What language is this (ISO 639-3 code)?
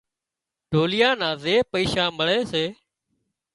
kxp